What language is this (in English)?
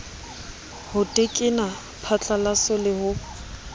Southern Sotho